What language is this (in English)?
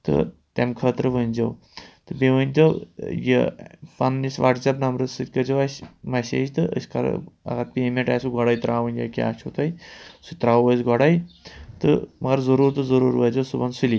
Kashmiri